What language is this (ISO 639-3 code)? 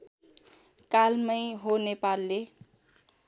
nep